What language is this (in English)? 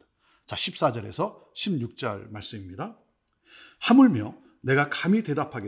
Korean